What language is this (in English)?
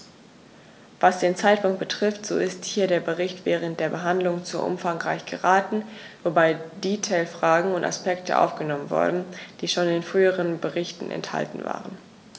German